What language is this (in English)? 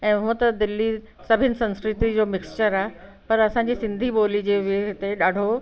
Sindhi